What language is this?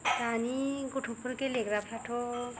Bodo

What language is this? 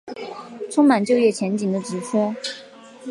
Chinese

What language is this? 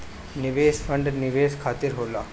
Bhojpuri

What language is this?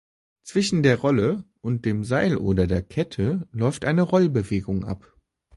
German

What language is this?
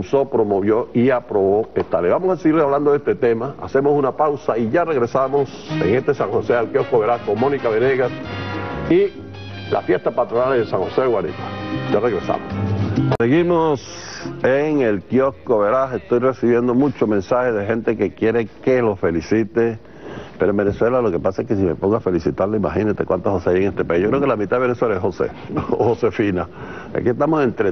Spanish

